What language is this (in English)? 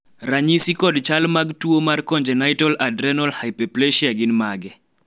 Luo (Kenya and Tanzania)